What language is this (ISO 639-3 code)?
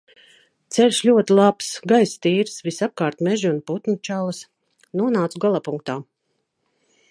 lav